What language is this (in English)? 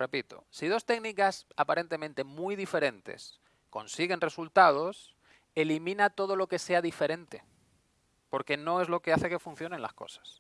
Spanish